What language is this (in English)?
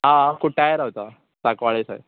Konkani